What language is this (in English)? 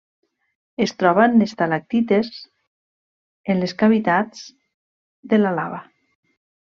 Catalan